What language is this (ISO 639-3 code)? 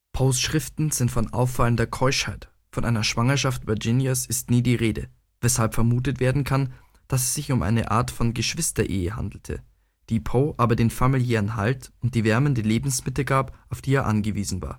deu